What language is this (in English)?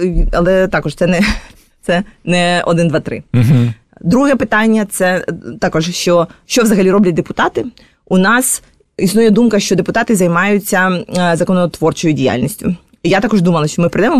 Ukrainian